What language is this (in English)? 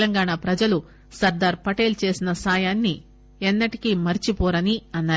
Telugu